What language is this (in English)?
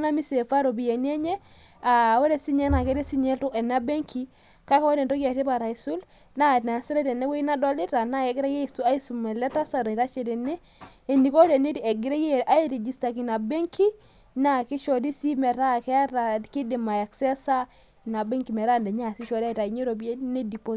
Masai